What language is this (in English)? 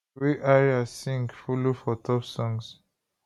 Nigerian Pidgin